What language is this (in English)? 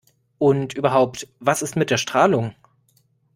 German